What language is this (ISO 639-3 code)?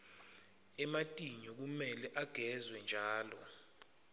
ssw